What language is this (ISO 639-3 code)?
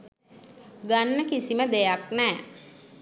sin